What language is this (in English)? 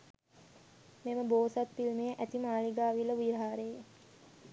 Sinhala